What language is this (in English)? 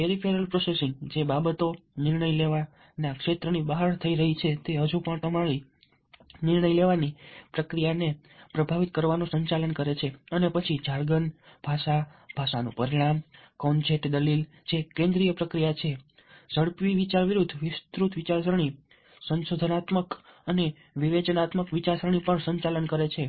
Gujarati